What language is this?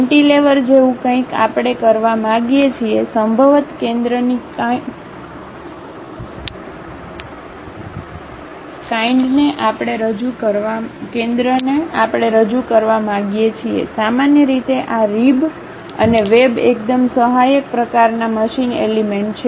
Gujarati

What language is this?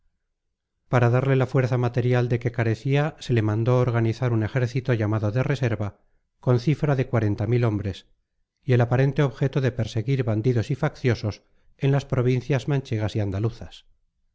Spanish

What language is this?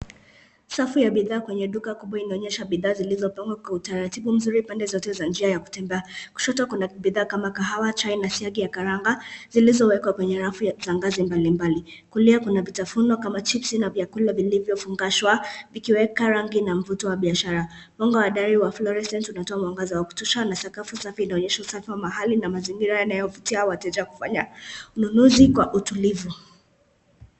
Swahili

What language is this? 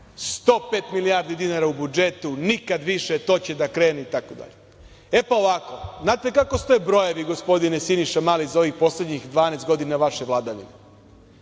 Serbian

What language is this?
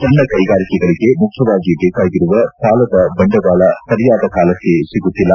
Kannada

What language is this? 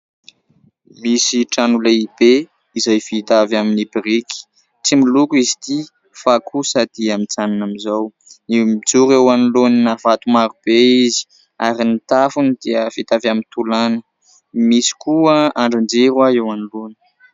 Malagasy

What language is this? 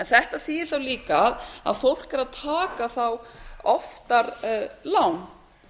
Icelandic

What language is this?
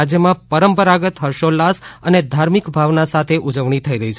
Gujarati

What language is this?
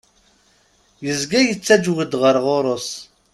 Kabyle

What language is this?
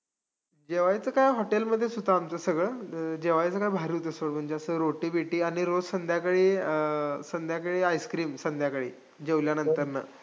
Marathi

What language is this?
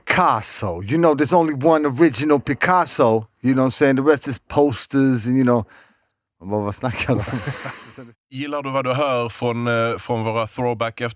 Swedish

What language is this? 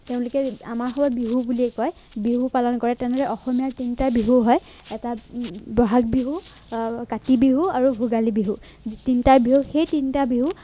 Assamese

